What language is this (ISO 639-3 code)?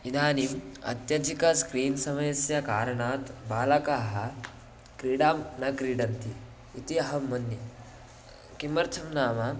san